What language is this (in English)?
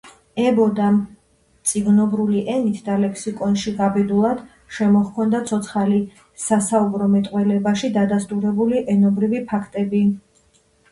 Georgian